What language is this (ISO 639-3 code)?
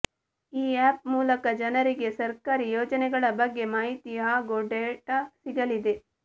kan